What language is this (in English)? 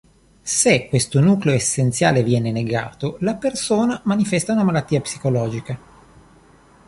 Italian